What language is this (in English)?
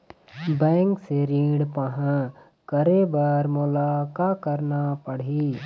Chhattisgarhi